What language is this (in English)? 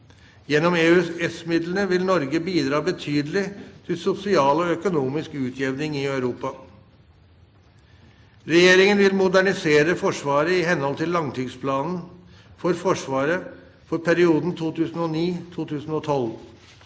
Norwegian